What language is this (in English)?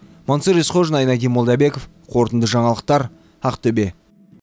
Kazakh